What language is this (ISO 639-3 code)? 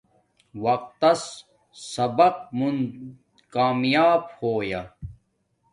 dmk